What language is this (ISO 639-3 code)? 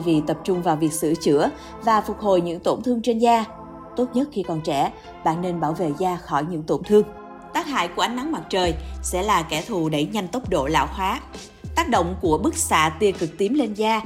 vie